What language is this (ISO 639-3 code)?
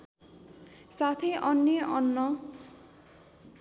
nep